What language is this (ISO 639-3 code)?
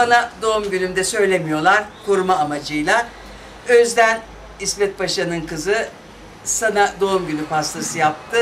tur